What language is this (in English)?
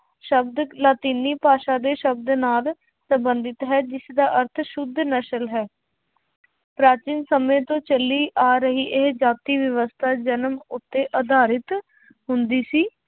Punjabi